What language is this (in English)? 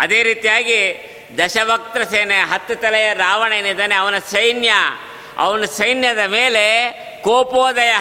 Kannada